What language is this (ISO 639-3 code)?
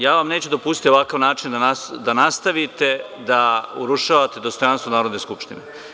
srp